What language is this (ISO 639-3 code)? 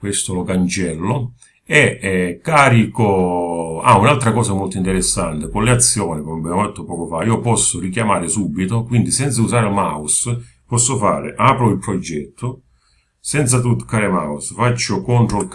ita